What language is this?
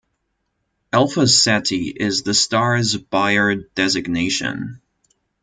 English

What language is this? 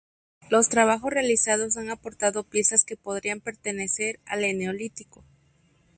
Spanish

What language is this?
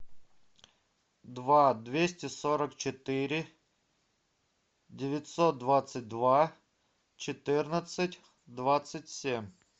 Russian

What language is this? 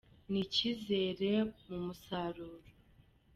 Kinyarwanda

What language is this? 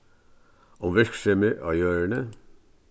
Faroese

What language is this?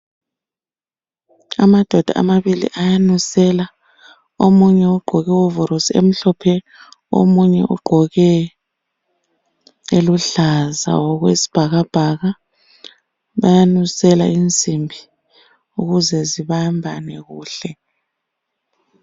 North Ndebele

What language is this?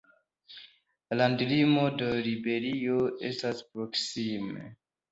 Esperanto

